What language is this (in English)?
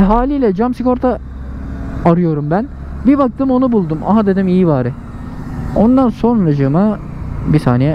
Turkish